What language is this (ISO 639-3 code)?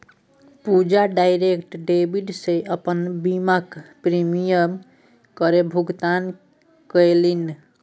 mai